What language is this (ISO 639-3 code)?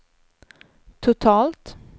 swe